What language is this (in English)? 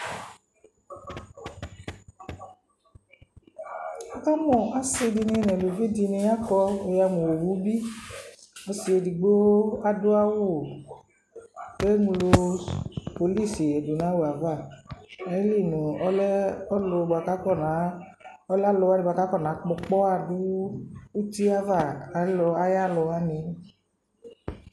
Ikposo